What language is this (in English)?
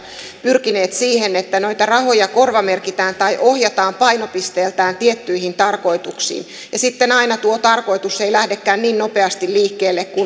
Finnish